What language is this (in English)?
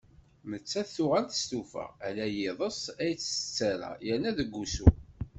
Kabyle